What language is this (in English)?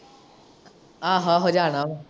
Punjabi